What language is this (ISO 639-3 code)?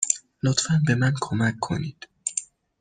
fas